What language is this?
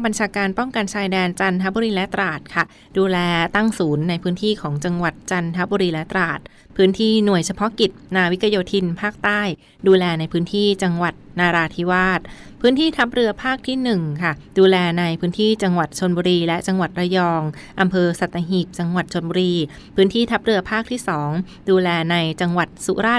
Thai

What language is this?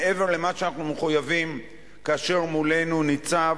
Hebrew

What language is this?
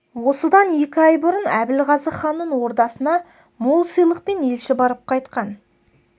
Kazakh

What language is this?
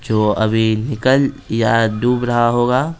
Hindi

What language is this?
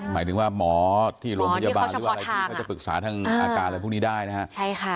Thai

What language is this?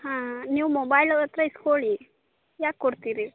Kannada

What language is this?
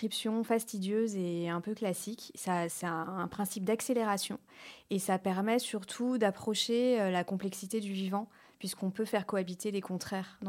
French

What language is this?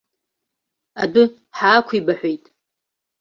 Abkhazian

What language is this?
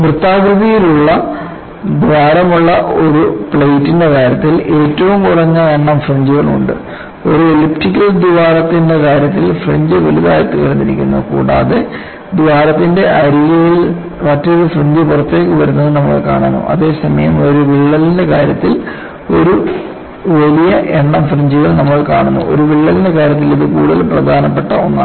Malayalam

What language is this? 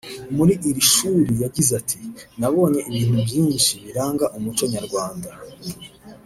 Kinyarwanda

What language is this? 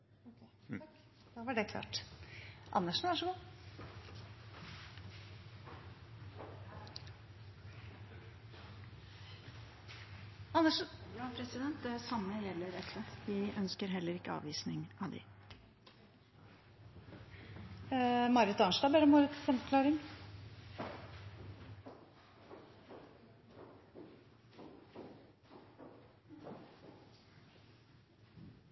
Norwegian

